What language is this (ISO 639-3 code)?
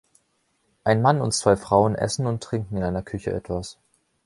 deu